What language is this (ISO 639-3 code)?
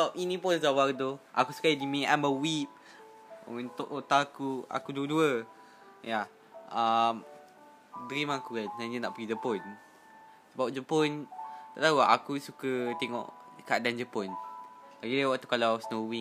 msa